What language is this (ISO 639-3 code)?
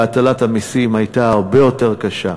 heb